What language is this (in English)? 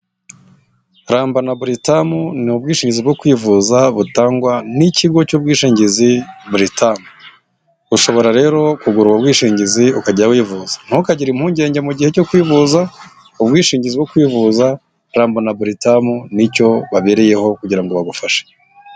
Kinyarwanda